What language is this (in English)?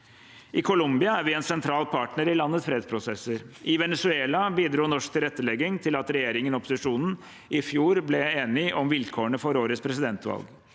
Norwegian